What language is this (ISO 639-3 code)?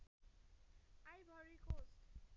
nep